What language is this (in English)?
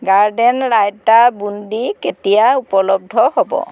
Assamese